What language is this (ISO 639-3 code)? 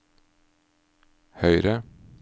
nor